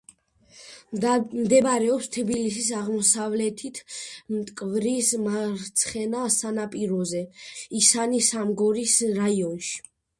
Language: Georgian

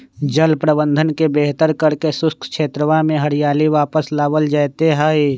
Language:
Magahi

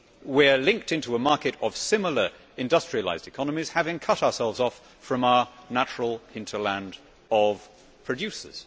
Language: English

